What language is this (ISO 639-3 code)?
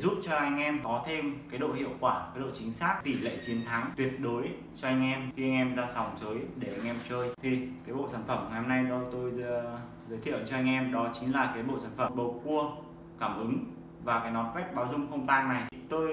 vie